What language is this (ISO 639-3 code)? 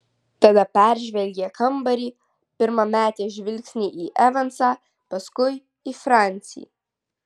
lit